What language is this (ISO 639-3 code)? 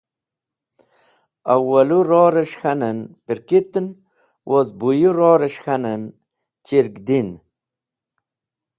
wbl